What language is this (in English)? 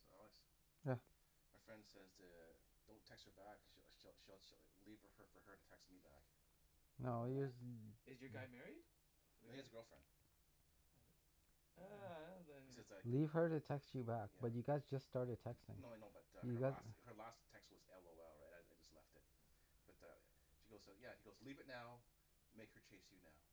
English